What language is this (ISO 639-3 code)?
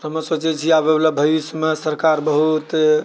mai